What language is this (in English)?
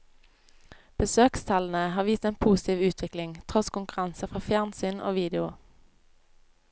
Norwegian